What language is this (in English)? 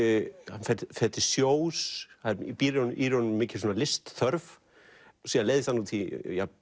Icelandic